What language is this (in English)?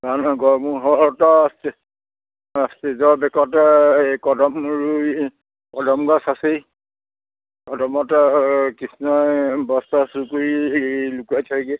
Assamese